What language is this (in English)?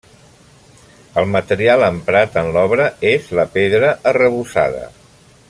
Catalan